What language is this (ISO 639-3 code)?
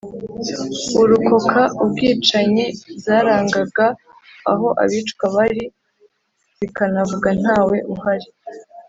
kin